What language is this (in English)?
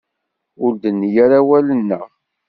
Kabyle